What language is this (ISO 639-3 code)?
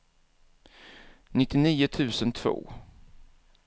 swe